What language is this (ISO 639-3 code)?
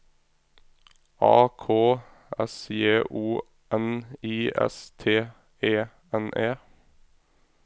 nor